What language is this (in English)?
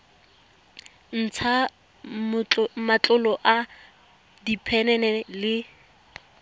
Tswana